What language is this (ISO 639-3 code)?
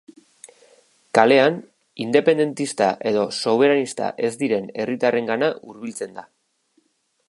eus